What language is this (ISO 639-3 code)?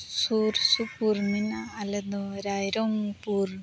sat